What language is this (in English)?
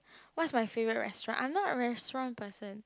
English